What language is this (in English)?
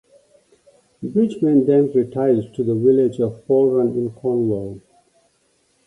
English